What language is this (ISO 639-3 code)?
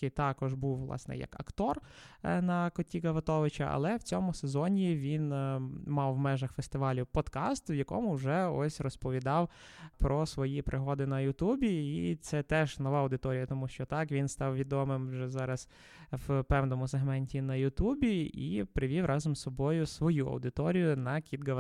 ukr